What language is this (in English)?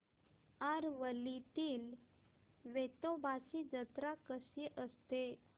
Marathi